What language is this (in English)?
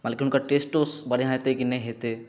Maithili